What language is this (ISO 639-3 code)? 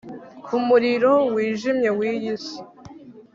kin